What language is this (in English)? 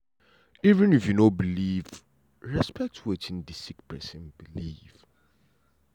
Nigerian Pidgin